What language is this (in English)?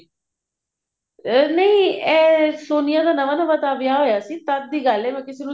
Punjabi